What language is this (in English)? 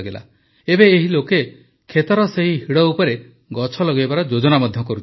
Odia